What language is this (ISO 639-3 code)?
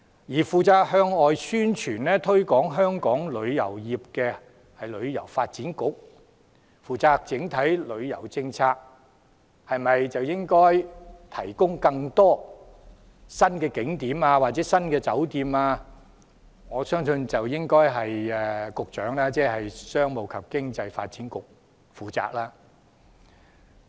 yue